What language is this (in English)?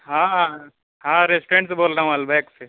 Urdu